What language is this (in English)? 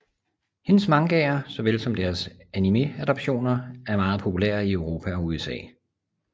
Danish